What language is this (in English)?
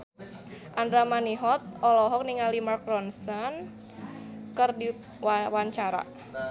Sundanese